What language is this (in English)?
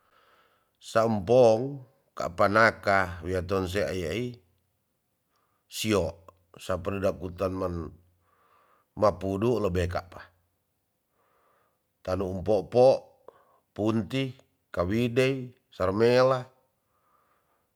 Tonsea